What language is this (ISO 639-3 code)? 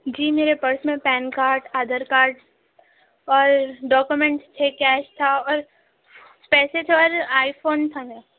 urd